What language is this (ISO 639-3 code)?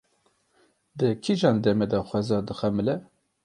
kur